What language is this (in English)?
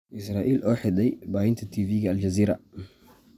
Somali